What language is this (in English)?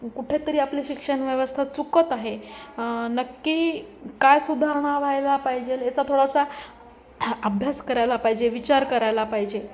Marathi